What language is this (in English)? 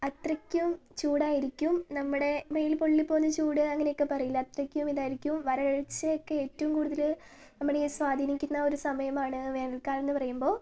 Malayalam